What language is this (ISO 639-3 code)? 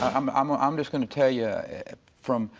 eng